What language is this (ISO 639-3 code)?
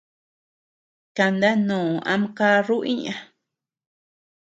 cux